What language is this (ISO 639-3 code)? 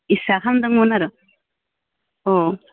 brx